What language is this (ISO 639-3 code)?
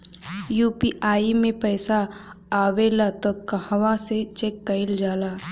bho